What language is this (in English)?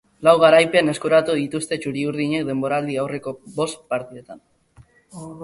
Basque